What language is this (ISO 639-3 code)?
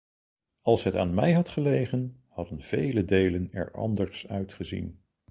nld